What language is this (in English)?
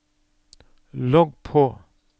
Norwegian